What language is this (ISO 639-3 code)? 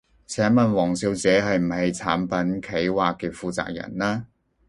yue